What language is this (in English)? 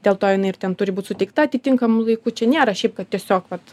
Lithuanian